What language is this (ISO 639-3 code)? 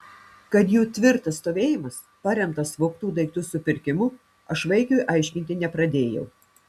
lit